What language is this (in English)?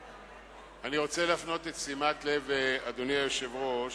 Hebrew